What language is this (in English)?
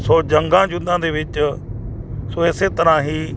Punjabi